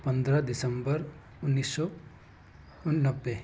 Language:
Hindi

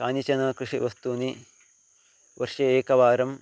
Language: Sanskrit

